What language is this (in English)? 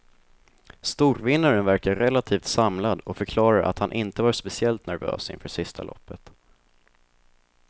Swedish